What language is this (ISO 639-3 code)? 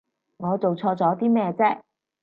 yue